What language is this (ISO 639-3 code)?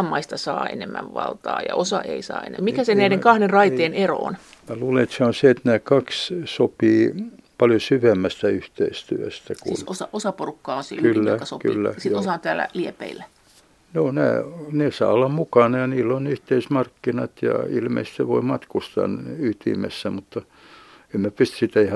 fin